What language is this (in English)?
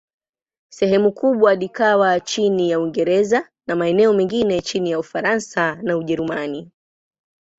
Swahili